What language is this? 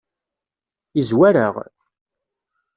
Kabyle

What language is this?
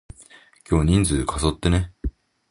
Japanese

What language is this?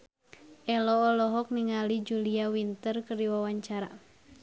Sundanese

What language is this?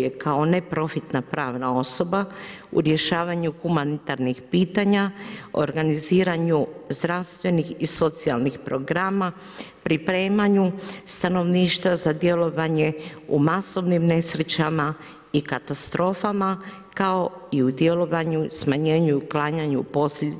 Croatian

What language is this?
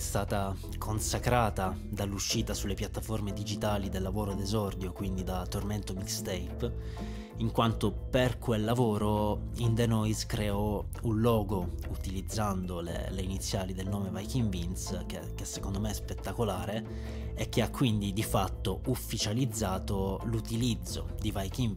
Italian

